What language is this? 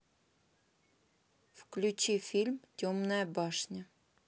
Russian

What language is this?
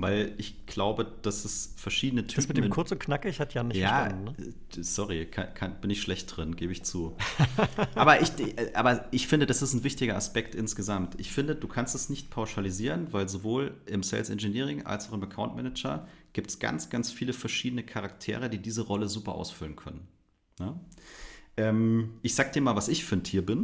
German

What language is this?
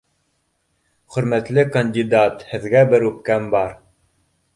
Bashkir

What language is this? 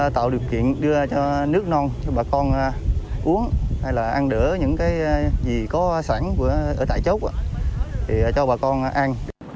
Vietnamese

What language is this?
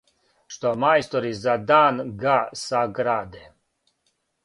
Serbian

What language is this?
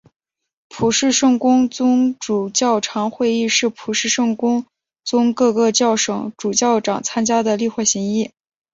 Chinese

